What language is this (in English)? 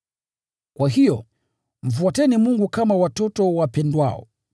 Swahili